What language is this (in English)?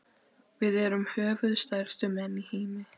Icelandic